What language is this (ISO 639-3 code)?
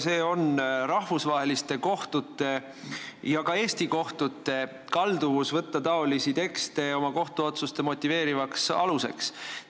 est